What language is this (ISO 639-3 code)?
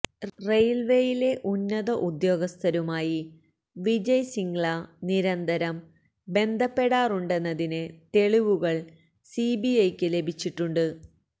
mal